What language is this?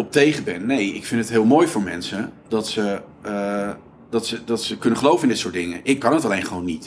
Dutch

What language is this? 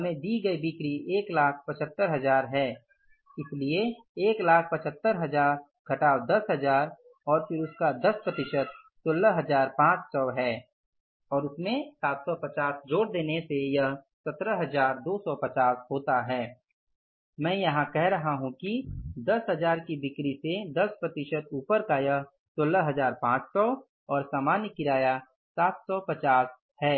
Hindi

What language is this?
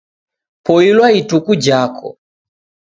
Taita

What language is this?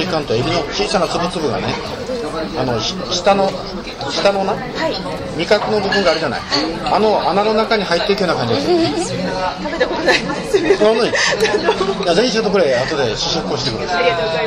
Japanese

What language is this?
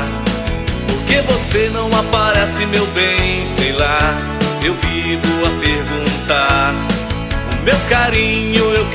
Portuguese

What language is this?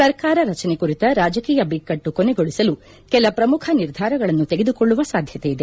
Kannada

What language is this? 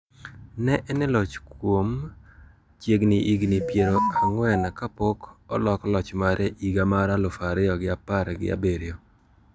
Luo (Kenya and Tanzania)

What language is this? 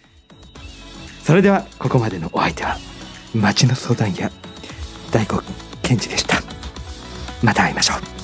Japanese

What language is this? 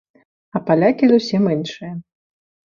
Belarusian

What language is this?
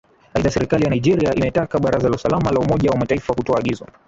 Swahili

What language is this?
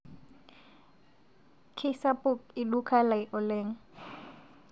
Masai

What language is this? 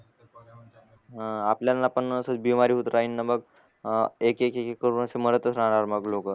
Marathi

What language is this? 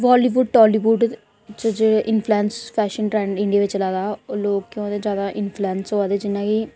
Dogri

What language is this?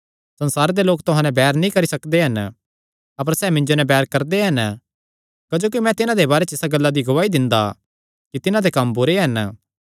Kangri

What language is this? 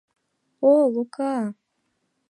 Mari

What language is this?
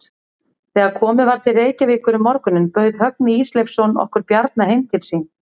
Icelandic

